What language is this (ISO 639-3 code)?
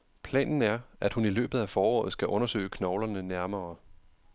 dan